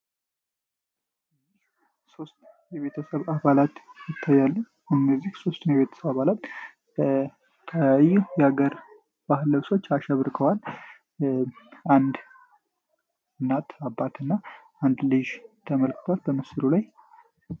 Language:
Amharic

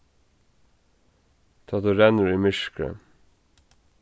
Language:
Faroese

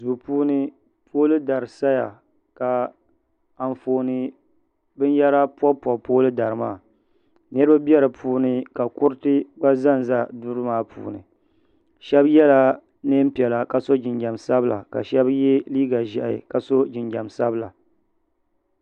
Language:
Dagbani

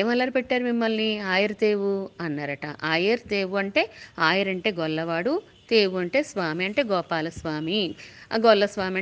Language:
Telugu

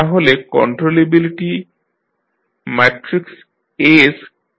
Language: Bangla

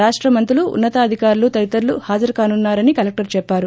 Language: Telugu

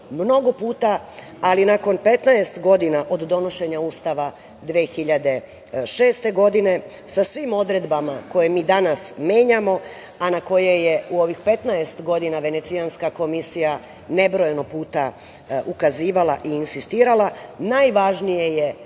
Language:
Serbian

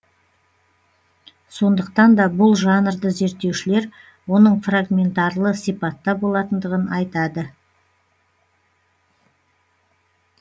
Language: Kazakh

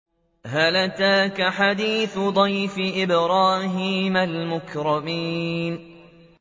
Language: Arabic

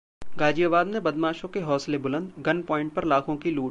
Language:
Hindi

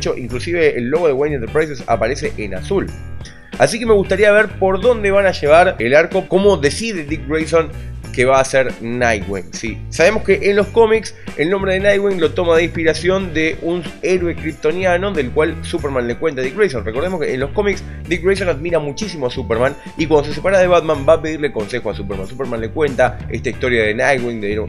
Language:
Spanish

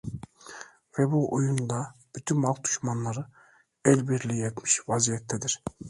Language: Turkish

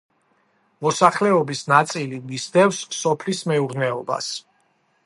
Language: Georgian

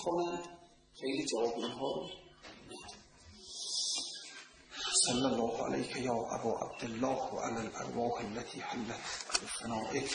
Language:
Persian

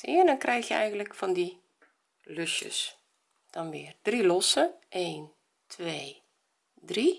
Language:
Dutch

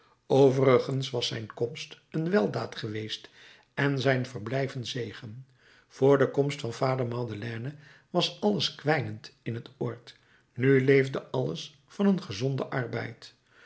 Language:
Dutch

